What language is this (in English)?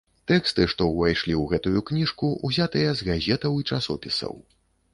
Belarusian